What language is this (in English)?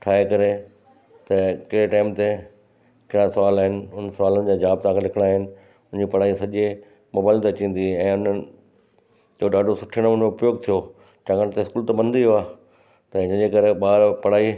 Sindhi